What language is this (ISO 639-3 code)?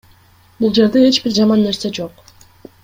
kir